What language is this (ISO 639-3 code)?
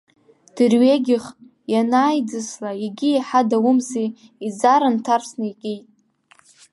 abk